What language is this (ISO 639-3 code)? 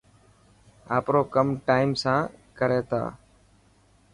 mki